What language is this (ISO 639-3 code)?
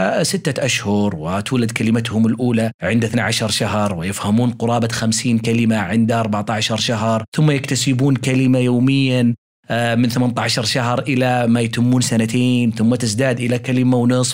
ara